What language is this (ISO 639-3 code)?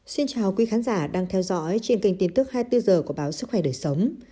vie